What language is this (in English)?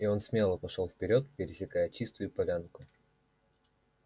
Russian